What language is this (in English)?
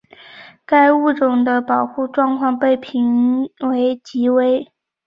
Chinese